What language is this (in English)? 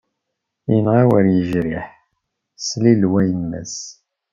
Kabyle